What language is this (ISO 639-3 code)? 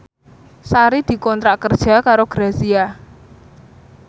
jav